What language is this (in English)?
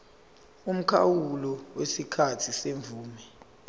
Zulu